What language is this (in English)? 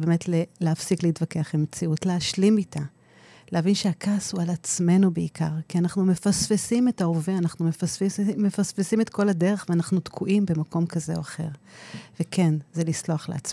Hebrew